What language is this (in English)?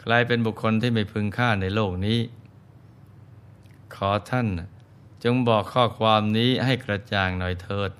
Thai